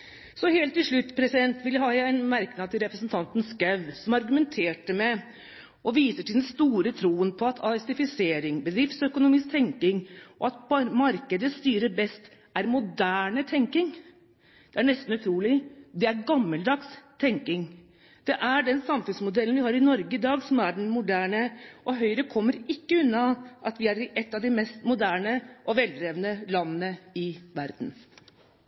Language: Norwegian Bokmål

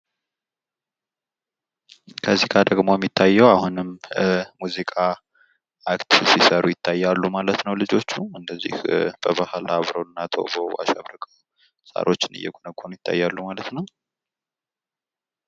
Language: Amharic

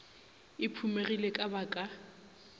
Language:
Northern Sotho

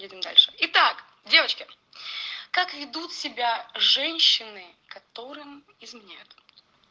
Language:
Russian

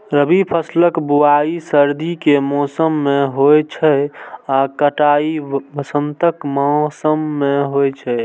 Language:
Maithili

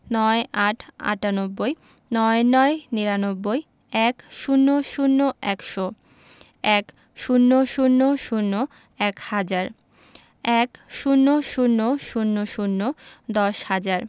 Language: Bangla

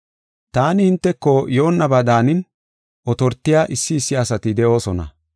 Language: Gofa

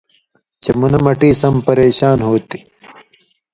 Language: Indus Kohistani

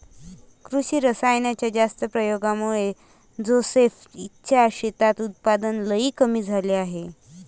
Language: Marathi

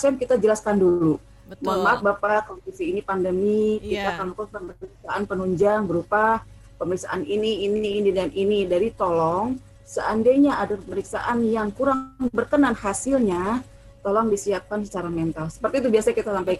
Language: Indonesian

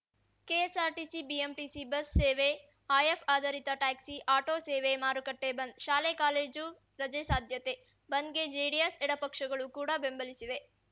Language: Kannada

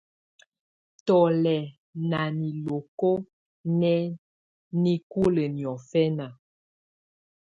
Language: Tunen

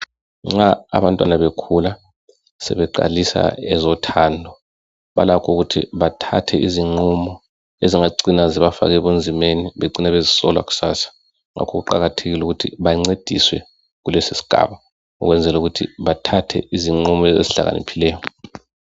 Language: North Ndebele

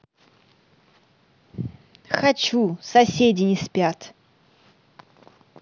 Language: Russian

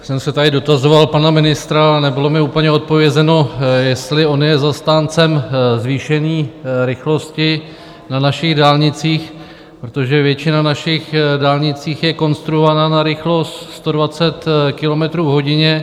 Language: Czech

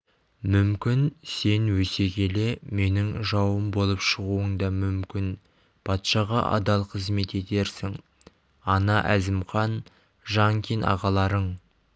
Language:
Kazakh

